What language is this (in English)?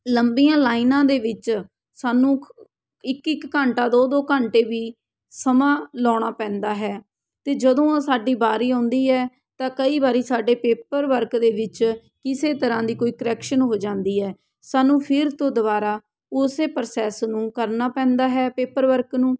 Punjabi